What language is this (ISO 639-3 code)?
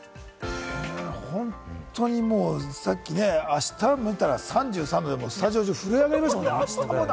jpn